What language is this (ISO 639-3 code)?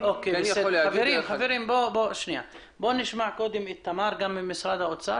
heb